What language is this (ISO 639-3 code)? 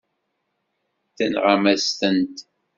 kab